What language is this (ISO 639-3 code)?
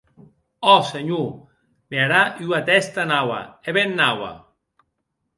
oci